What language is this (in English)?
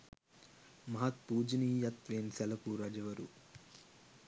Sinhala